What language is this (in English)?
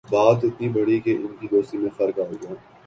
Urdu